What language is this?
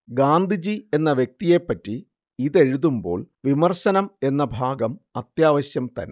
Malayalam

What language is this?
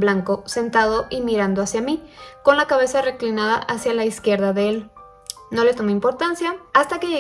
Spanish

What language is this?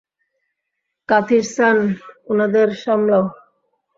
Bangla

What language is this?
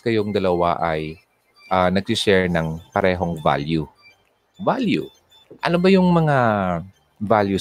Filipino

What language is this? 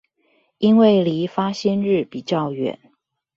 Chinese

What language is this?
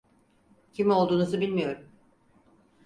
Turkish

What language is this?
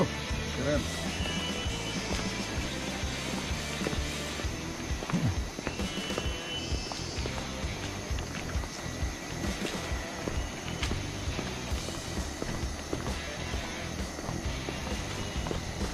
Indonesian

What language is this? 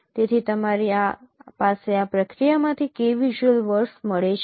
Gujarati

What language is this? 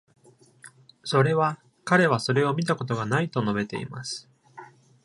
Japanese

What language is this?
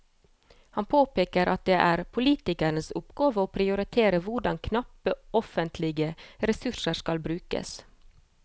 Norwegian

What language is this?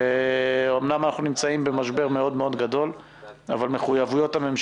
Hebrew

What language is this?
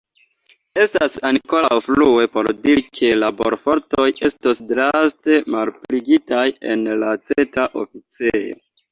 Esperanto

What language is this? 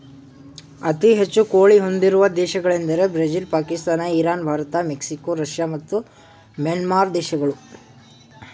Kannada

